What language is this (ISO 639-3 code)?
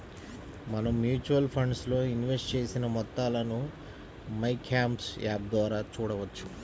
tel